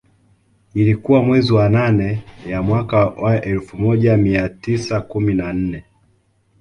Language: Swahili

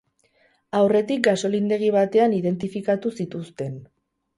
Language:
Basque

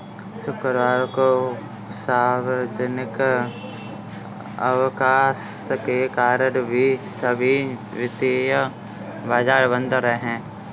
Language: Hindi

